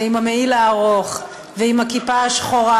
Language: Hebrew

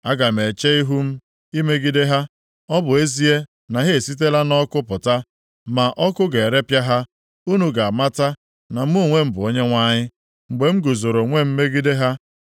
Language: Igbo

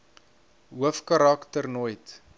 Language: Afrikaans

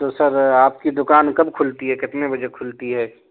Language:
Urdu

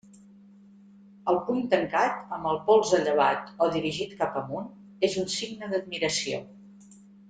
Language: Catalan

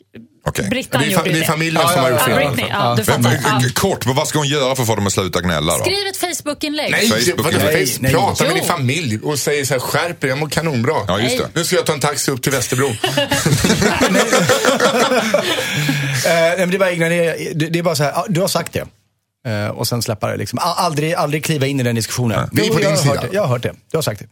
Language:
Swedish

